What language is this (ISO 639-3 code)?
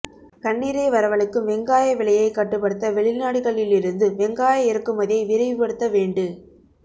tam